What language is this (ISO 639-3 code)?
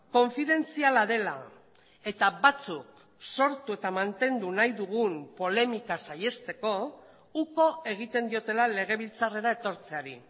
eus